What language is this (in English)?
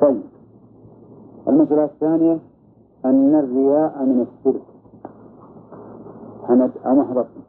Arabic